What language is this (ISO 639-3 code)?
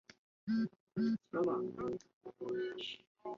zho